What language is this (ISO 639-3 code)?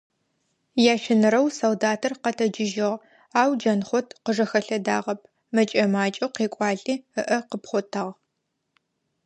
ady